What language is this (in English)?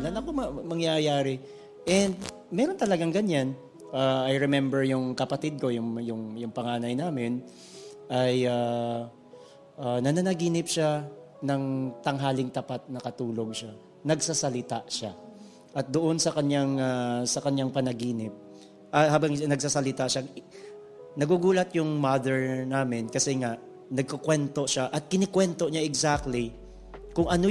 Filipino